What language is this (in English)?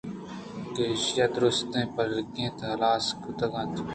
Eastern Balochi